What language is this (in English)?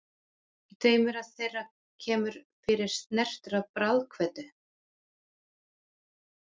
Icelandic